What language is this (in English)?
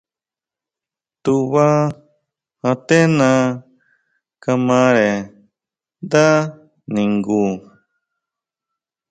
Huautla Mazatec